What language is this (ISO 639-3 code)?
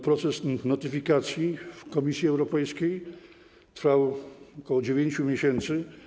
pol